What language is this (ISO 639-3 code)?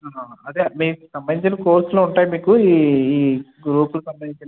tel